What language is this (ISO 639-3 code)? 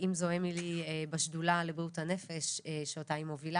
heb